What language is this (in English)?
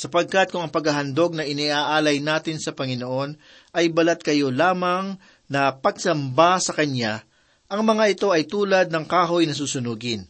Filipino